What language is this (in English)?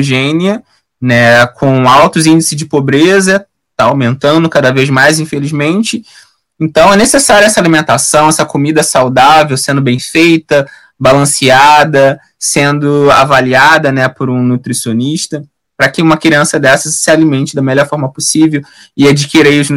Portuguese